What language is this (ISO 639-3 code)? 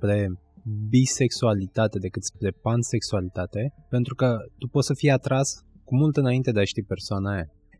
ron